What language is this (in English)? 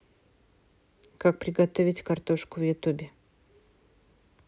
Russian